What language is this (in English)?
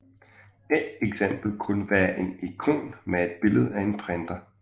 Danish